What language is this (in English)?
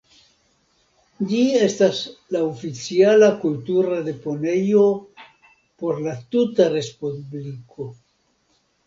Esperanto